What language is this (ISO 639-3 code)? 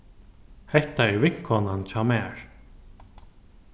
fao